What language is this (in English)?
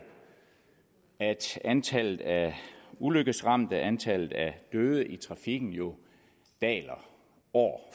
Danish